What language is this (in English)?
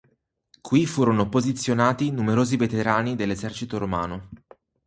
Italian